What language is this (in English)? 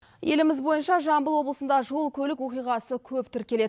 Kazakh